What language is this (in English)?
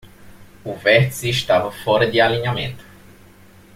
Portuguese